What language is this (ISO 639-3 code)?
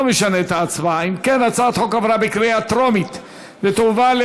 heb